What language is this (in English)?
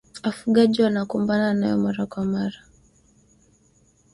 Swahili